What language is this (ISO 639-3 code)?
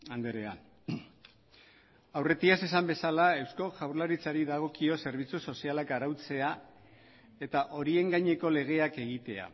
eus